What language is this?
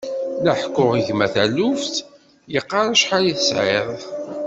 Kabyle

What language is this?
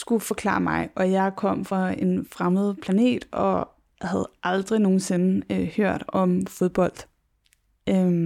Danish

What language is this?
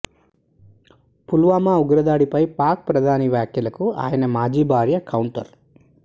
Telugu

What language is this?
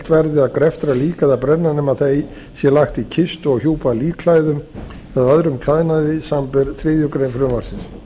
Icelandic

